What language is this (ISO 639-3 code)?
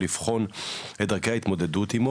heb